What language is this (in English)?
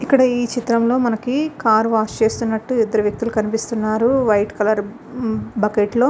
Telugu